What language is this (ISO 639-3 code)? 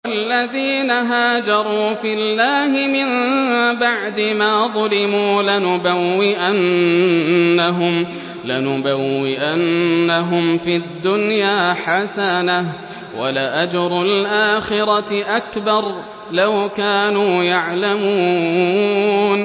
ara